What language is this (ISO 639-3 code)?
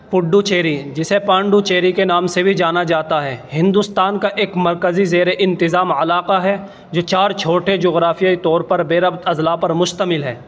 urd